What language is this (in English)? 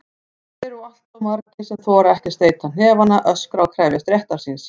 Icelandic